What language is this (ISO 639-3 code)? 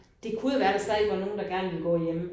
dan